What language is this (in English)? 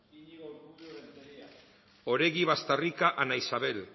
Basque